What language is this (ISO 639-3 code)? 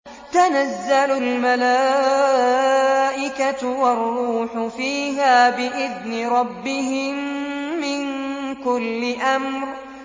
ara